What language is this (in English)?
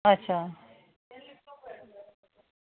Dogri